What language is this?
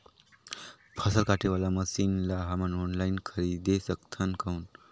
Chhattisgarhi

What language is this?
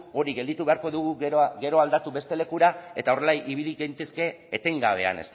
Basque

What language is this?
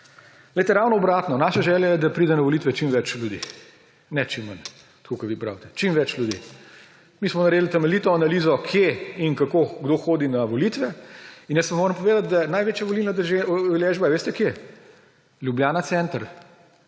Slovenian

